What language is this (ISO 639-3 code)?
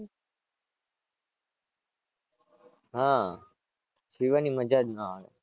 guj